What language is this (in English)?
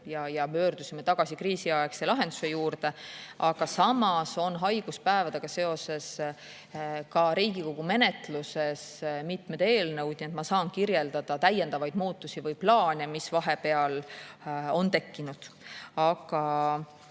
Estonian